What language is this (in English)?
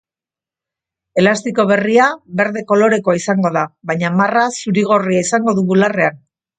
Basque